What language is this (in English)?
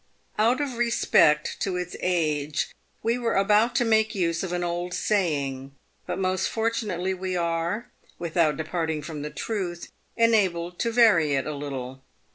English